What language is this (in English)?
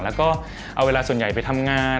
Thai